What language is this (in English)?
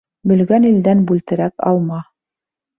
Bashkir